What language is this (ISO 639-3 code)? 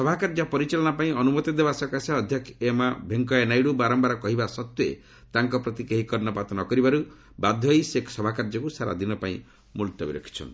ori